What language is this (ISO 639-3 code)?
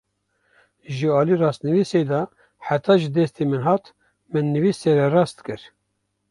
kur